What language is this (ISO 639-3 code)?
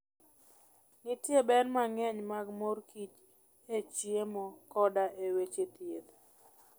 luo